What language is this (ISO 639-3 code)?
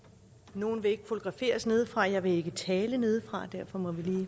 dan